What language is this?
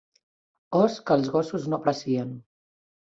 Catalan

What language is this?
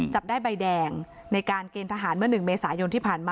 Thai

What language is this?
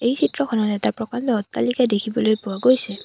Assamese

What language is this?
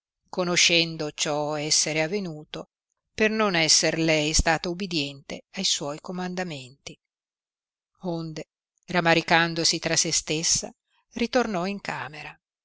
Italian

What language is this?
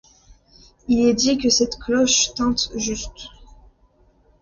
French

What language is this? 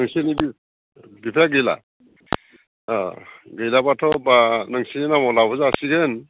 Bodo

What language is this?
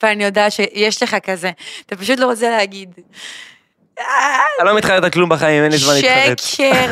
Hebrew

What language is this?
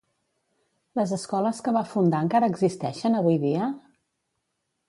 Catalan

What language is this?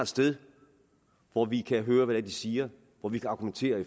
Danish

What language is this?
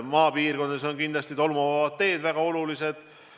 Estonian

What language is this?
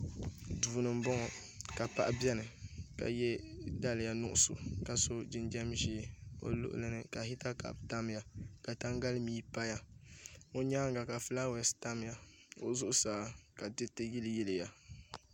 Dagbani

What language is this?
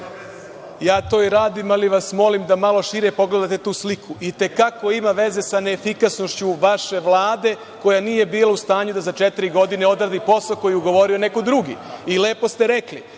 Serbian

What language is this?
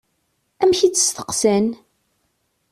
Kabyle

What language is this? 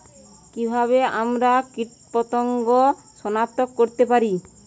Bangla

